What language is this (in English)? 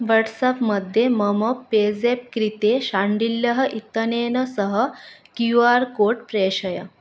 Sanskrit